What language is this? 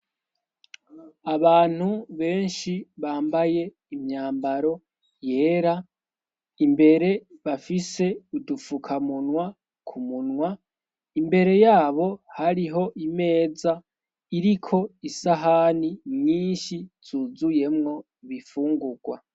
Rundi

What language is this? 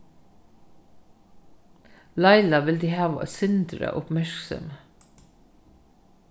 Faroese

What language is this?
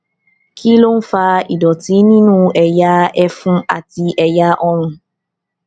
Yoruba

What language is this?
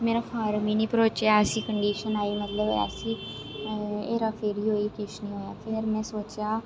Dogri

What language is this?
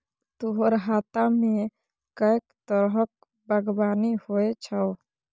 Maithili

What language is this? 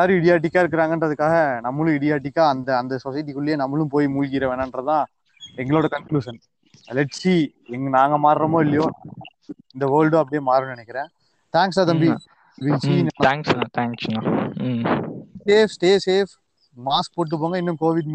Tamil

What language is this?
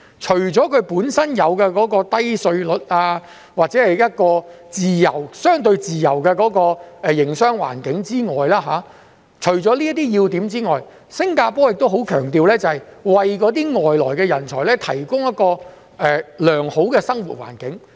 Cantonese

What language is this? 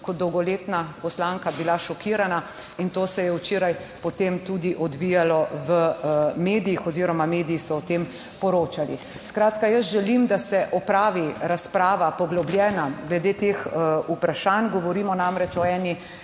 Slovenian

